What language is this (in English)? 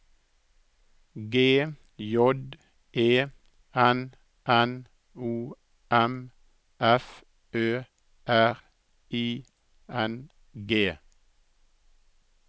Norwegian